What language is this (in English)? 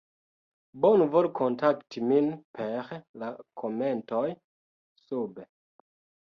Esperanto